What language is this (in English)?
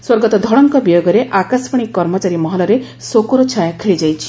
Odia